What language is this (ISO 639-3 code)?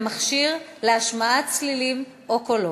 heb